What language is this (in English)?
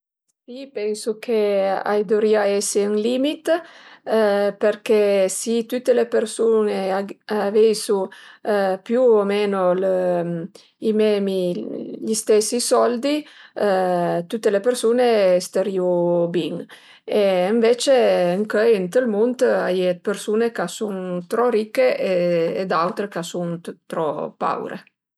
Piedmontese